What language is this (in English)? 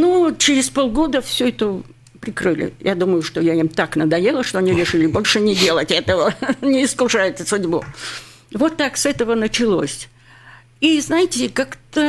Russian